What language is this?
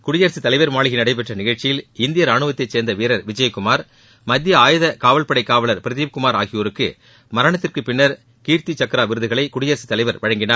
Tamil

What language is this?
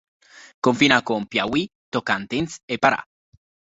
Italian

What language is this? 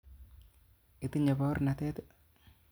Kalenjin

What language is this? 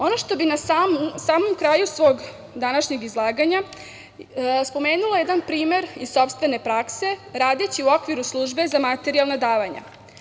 Serbian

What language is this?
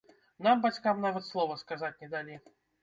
Belarusian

